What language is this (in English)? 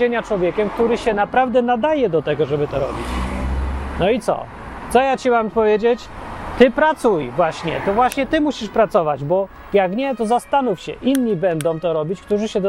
Polish